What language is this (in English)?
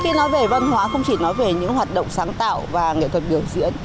Vietnamese